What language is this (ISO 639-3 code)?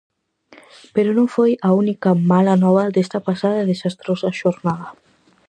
glg